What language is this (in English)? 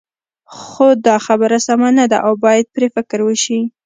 Pashto